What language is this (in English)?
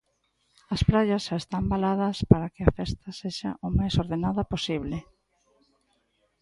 Galician